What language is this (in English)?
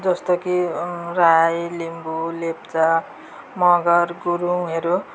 Nepali